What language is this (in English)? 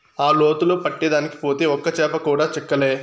Telugu